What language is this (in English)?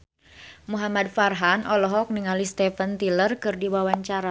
Sundanese